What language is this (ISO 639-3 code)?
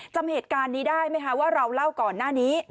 tha